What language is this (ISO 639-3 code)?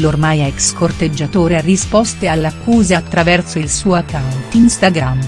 ita